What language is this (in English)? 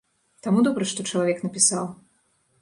Belarusian